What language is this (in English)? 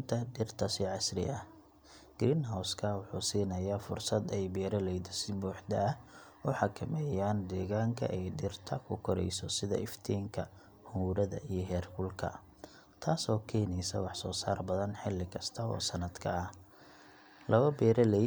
Somali